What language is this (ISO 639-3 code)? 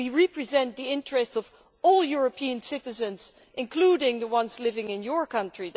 eng